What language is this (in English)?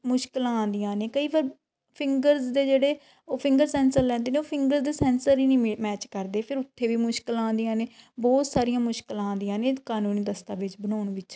Punjabi